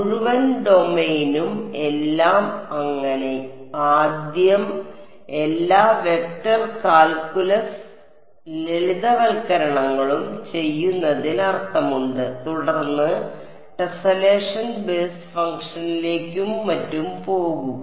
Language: Malayalam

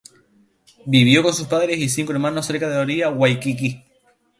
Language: Spanish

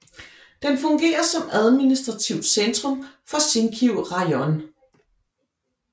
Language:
Danish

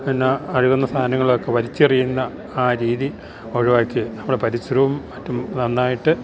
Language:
Malayalam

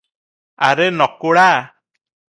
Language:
Odia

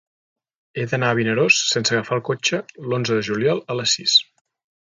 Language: Catalan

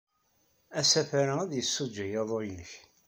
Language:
Kabyle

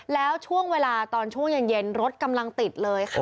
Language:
Thai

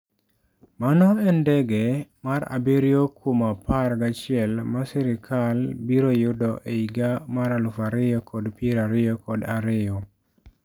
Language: Luo (Kenya and Tanzania)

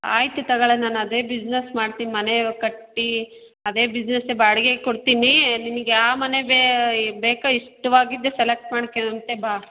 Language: Kannada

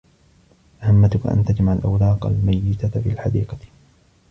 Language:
Arabic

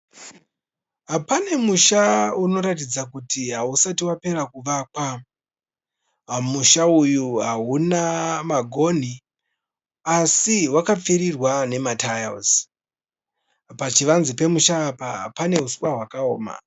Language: Shona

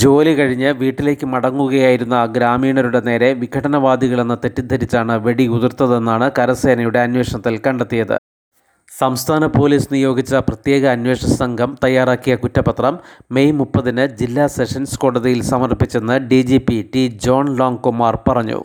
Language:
Malayalam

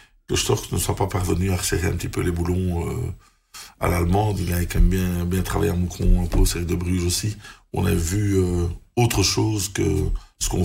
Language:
French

